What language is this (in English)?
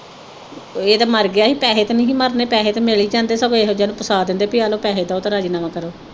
Punjabi